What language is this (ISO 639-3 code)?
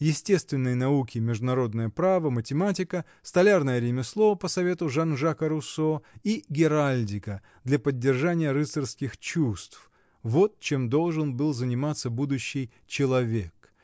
rus